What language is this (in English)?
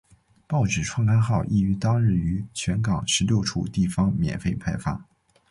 Chinese